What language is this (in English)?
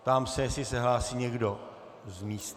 Czech